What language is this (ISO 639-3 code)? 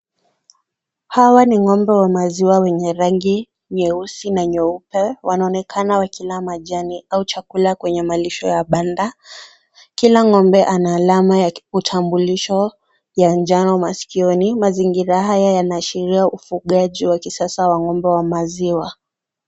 swa